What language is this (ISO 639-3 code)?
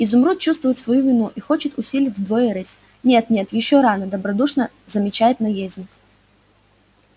rus